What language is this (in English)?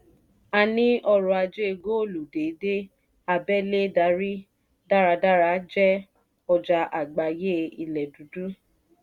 Yoruba